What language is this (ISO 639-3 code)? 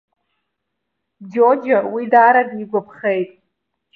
abk